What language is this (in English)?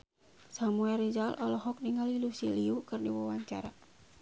Sundanese